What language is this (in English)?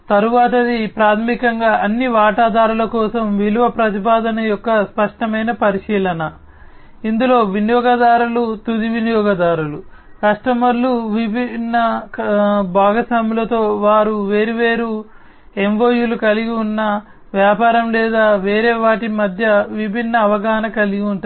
Telugu